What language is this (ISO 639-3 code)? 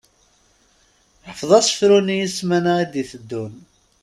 kab